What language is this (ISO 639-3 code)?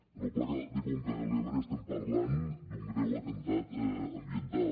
cat